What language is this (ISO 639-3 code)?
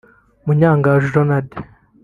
kin